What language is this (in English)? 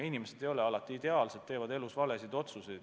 Estonian